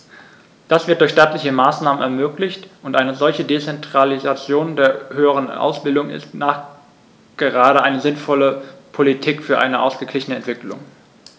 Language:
German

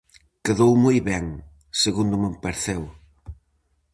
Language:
Galician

